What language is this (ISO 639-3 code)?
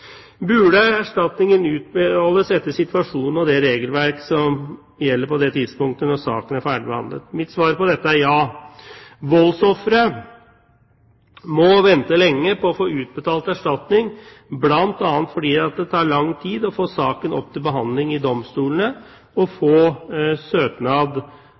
nob